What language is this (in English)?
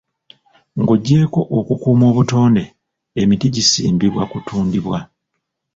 Ganda